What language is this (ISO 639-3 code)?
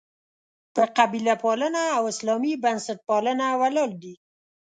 pus